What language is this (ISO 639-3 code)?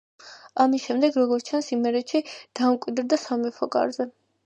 kat